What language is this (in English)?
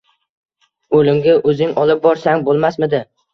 Uzbek